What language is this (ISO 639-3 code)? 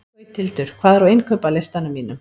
isl